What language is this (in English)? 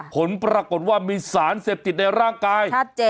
Thai